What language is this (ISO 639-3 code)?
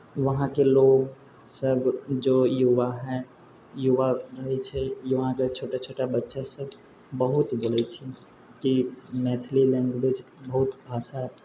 mai